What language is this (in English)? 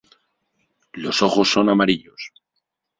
Spanish